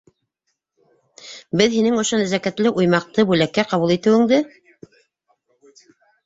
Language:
Bashkir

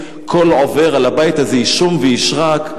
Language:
Hebrew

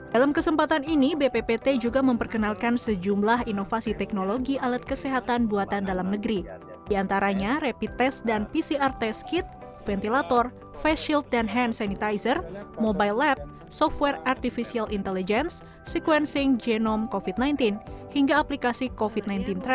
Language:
Indonesian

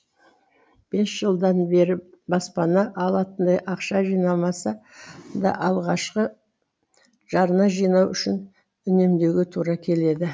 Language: Kazakh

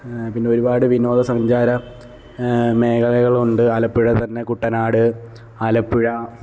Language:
Malayalam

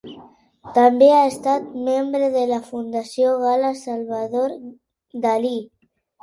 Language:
Catalan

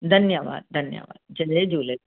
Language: Sindhi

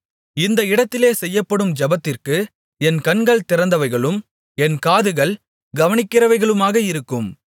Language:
Tamil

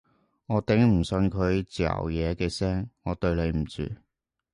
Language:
Cantonese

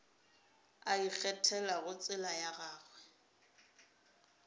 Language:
Northern Sotho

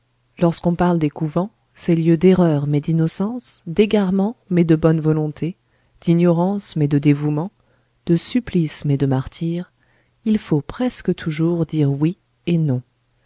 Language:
French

